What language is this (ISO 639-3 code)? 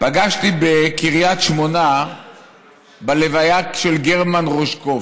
heb